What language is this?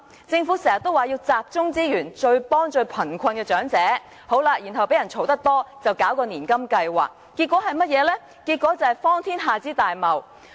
Cantonese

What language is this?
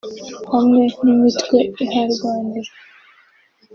Kinyarwanda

